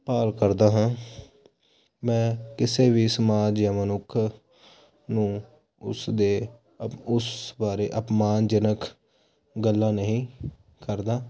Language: Punjabi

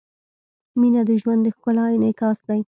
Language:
Pashto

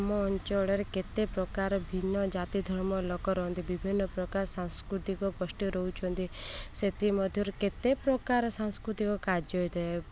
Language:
Odia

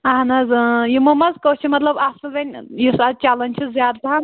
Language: Kashmiri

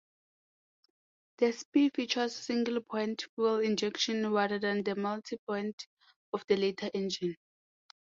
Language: English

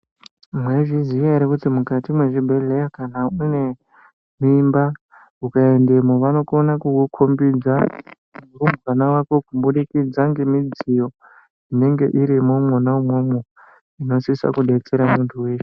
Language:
Ndau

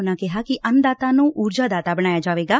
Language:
Punjabi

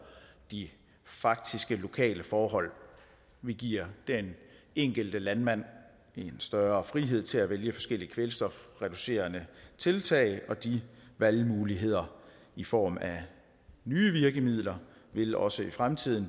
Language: Danish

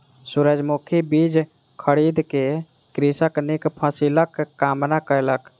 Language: Maithili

